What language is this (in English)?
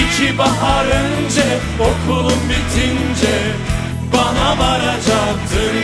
Romanian